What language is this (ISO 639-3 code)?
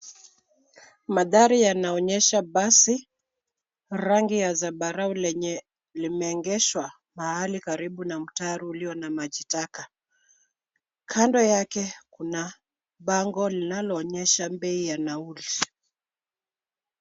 swa